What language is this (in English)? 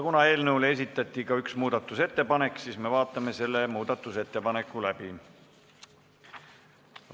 Estonian